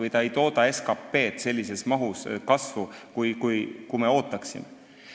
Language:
Estonian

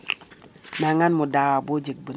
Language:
Serer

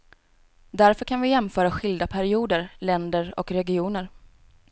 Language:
Swedish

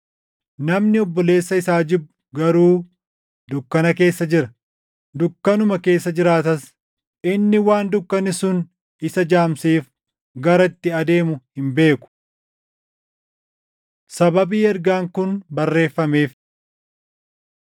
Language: Oromo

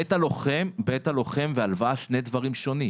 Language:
Hebrew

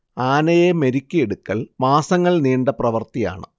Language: Malayalam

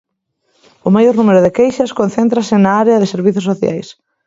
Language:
Galician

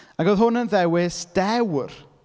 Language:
Welsh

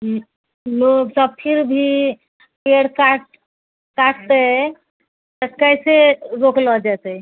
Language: Maithili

